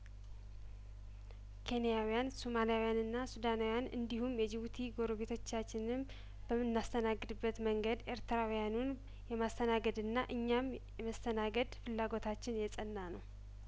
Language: Amharic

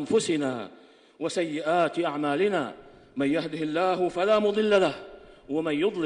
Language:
Arabic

